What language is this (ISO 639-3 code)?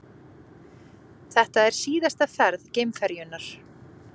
isl